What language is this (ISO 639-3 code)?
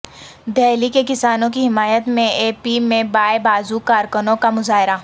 urd